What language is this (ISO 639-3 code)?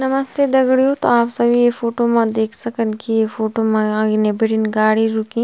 gbm